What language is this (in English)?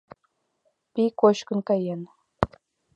Mari